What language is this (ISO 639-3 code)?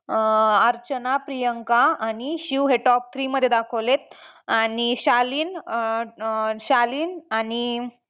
mar